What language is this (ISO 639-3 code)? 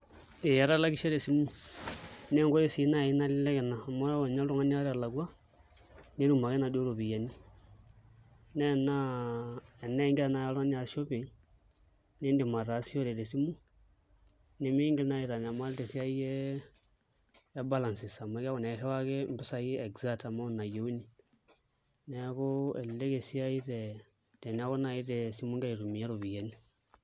mas